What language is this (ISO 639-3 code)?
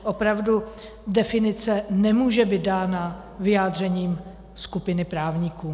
ces